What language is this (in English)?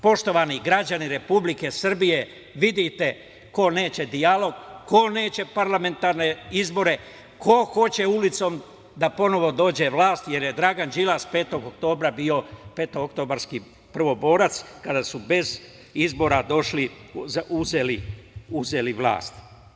Serbian